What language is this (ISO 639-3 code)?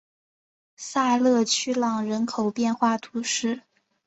zho